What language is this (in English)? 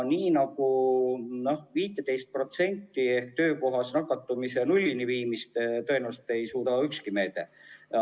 Estonian